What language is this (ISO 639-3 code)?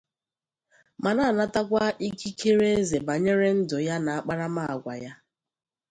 ibo